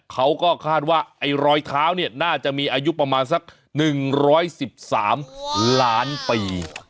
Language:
Thai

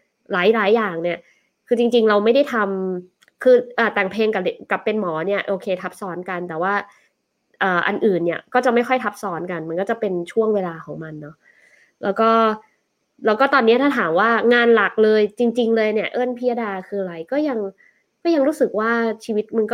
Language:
Thai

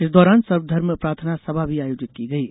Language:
Hindi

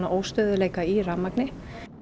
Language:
Icelandic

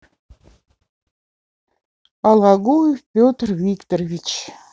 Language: Russian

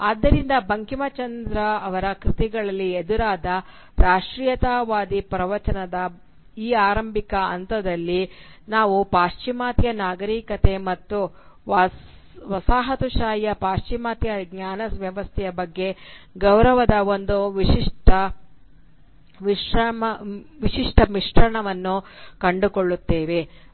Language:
Kannada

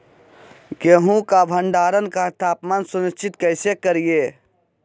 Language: Magahi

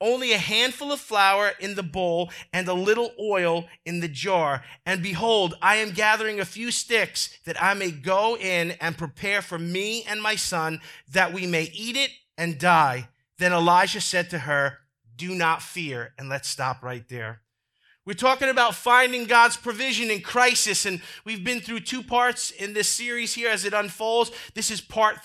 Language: English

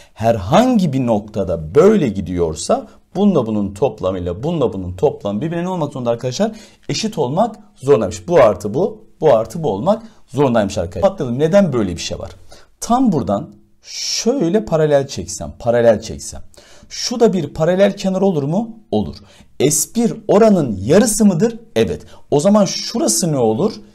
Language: Turkish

